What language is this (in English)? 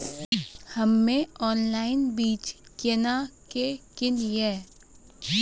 Maithili